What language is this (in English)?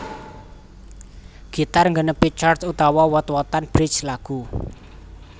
Javanese